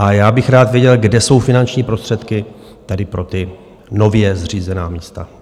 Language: Czech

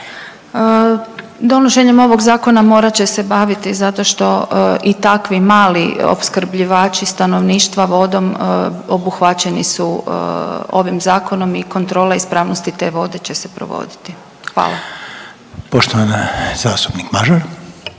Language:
Croatian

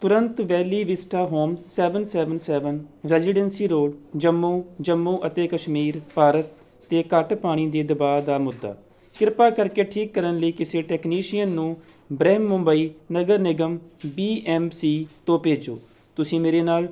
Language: Punjabi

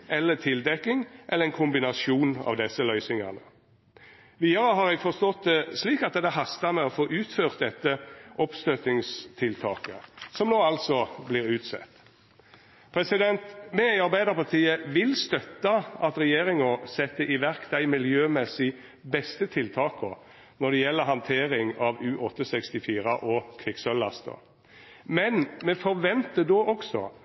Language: Norwegian Nynorsk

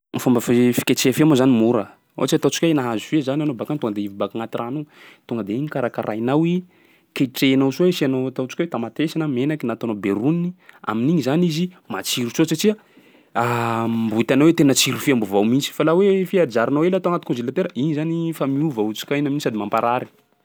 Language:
Sakalava Malagasy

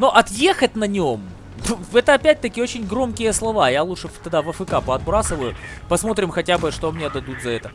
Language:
Russian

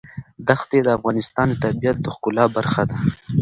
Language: Pashto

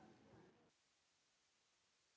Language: French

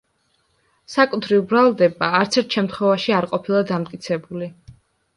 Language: Georgian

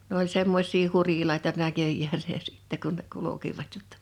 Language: Finnish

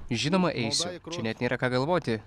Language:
Lithuanian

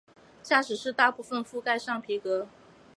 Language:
Chinese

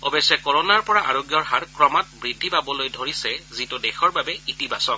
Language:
Assamese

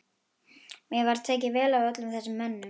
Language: Icelandic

